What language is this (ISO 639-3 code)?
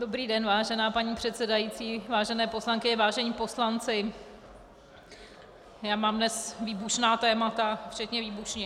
ces